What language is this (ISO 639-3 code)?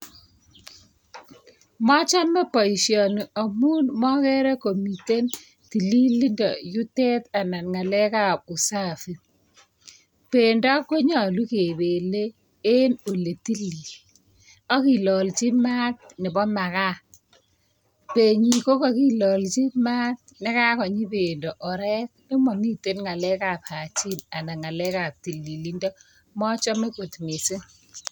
kln